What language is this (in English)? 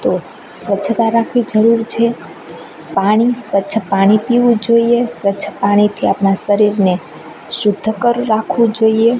Gujarati